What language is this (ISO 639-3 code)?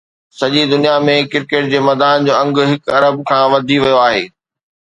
snd